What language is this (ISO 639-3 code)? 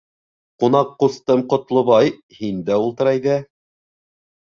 bak